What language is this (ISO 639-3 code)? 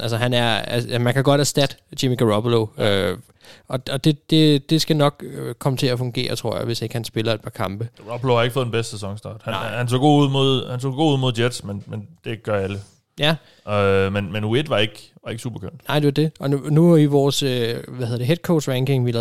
dan